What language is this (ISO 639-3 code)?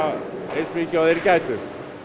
isl